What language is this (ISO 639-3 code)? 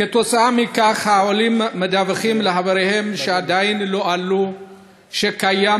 heb